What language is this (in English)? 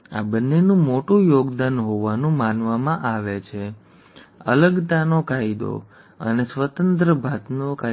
Gujarati